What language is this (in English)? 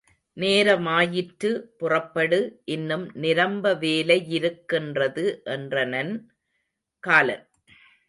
Tamil